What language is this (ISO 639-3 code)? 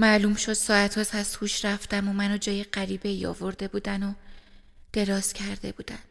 fas